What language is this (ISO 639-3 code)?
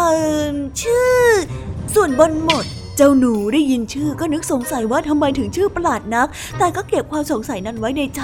tha